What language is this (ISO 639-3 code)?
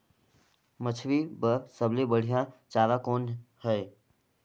hne